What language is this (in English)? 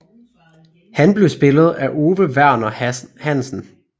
Danish